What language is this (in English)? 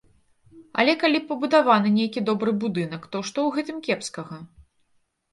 Belarusian